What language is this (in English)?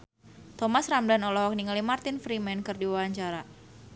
Sundanese